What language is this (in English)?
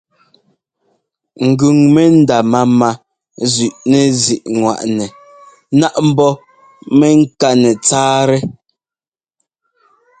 Ngomba